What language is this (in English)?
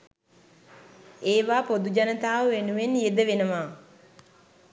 Sinhala